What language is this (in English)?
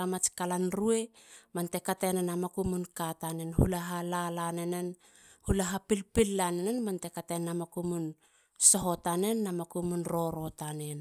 Halia